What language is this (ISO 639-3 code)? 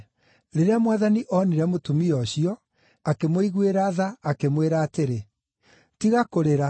kik